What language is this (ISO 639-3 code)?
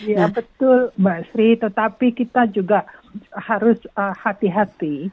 ind